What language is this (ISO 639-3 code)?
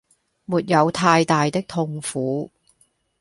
yue